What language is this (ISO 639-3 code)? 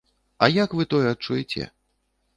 bel